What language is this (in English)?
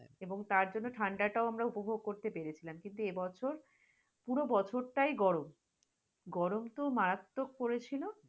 Bangla